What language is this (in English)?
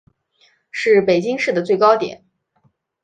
Chinese